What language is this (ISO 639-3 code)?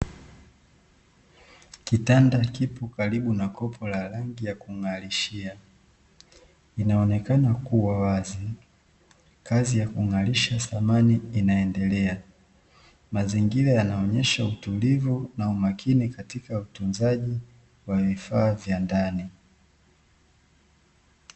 swa